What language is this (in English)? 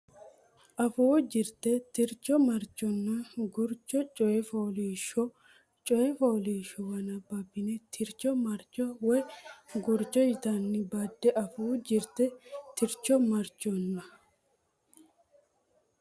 Sidamo